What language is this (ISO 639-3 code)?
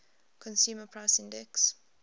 eng